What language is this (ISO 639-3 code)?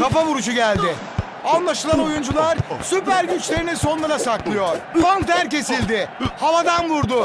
tur